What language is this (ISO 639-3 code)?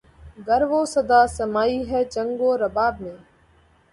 urd